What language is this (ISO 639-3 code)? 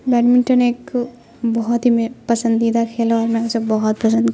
urd